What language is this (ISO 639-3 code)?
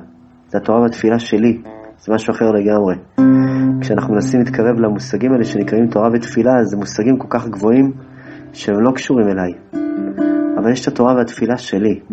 heb